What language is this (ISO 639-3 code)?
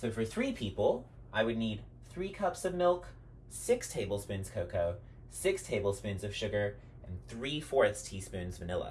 eng